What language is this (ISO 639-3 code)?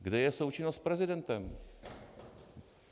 ces